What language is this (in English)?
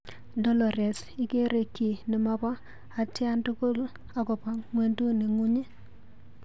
Kalenjin